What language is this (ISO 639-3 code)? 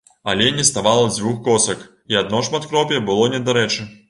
bel